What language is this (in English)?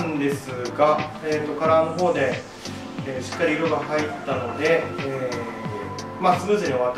Japanese